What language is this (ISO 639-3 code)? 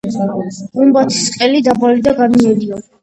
kat